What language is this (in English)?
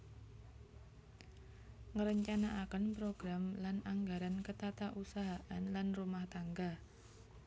Javanese